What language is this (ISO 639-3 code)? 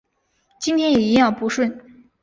zho